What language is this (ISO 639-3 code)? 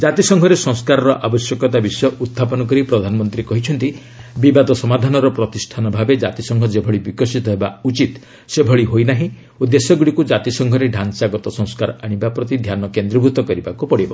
ori